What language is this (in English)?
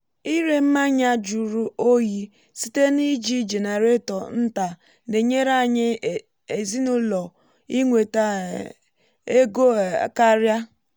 Igbo